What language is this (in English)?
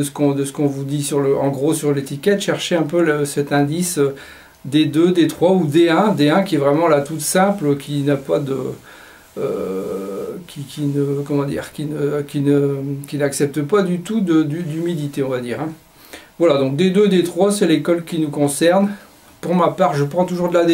French